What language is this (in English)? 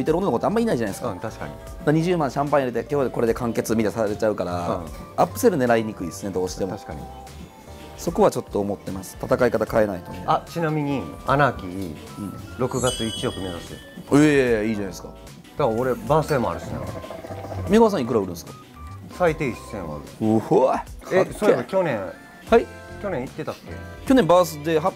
Japanese